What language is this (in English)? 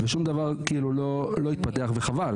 Hebrew